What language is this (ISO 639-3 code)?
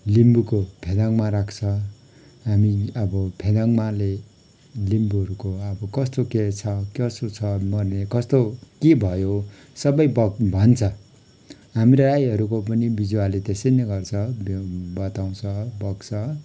nep